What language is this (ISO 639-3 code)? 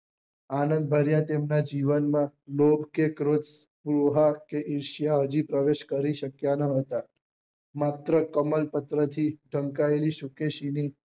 guj